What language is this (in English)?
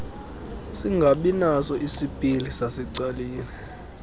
Xhosa